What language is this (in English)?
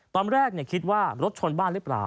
Thai